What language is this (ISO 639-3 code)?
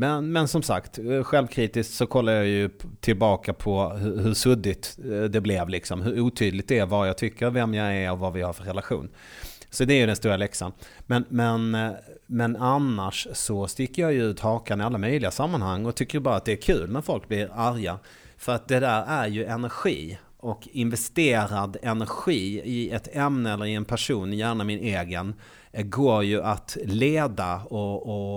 swe